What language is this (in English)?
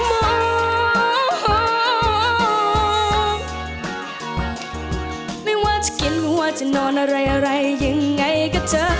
Thai